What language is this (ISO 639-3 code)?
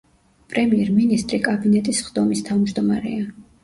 kat